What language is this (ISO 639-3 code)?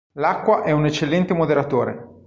ita